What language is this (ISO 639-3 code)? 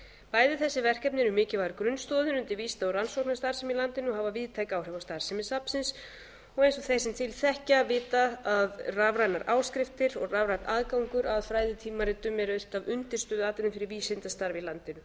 isl